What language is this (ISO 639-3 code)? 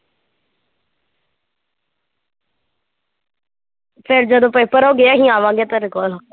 pan